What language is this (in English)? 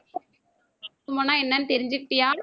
Tamil